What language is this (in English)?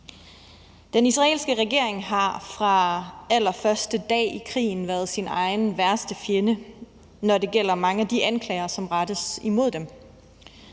Danish